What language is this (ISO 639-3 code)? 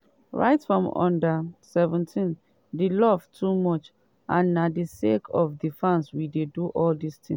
pcm